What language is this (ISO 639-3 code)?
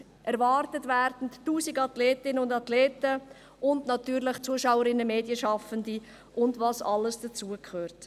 gsw